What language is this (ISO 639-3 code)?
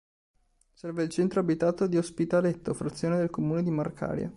ita